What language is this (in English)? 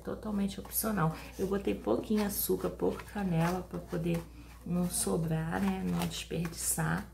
Portuguese